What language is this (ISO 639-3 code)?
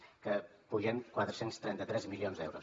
cat